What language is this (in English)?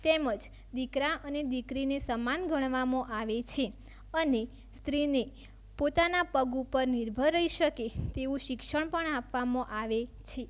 Gujarati